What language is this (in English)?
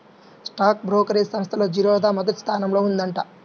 Telugu